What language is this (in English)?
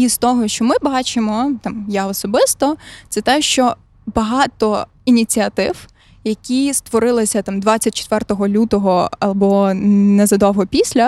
Ukrainian